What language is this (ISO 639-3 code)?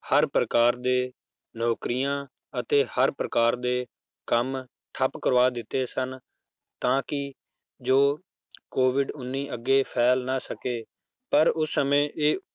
pan